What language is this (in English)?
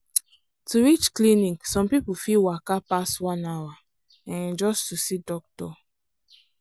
Nigerian Pidgin